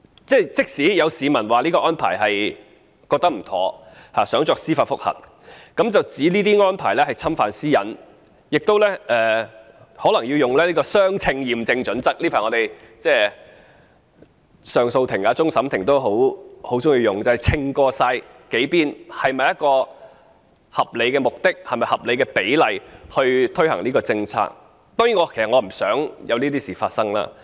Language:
Cantonese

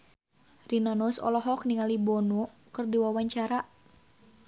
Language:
Sundanese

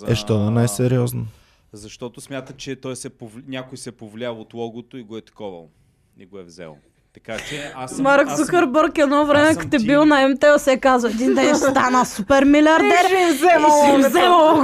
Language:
Bulgarian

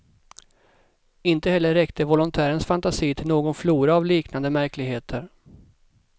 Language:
Swedish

